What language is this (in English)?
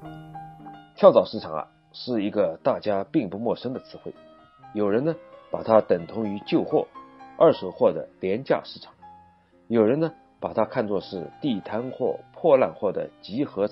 Chinese